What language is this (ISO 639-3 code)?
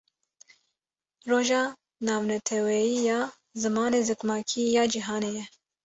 kur